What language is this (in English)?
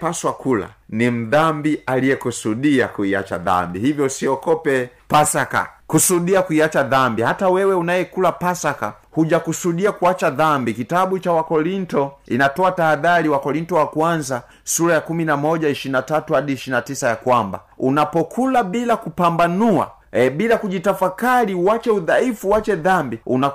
Swahili